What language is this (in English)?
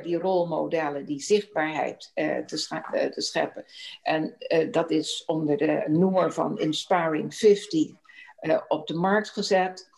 Dutch